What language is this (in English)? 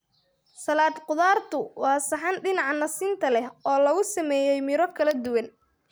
Somali